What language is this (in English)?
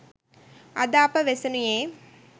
Sinhala